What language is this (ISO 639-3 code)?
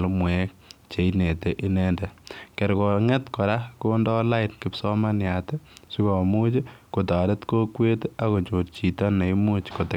kln